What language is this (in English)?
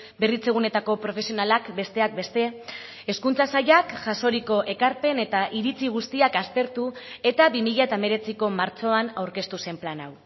Basque